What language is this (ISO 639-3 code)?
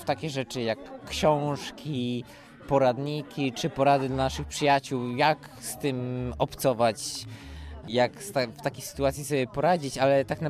pol